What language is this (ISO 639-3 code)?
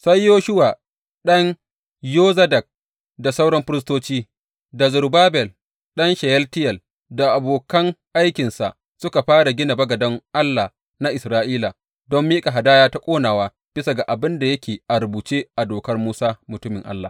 hau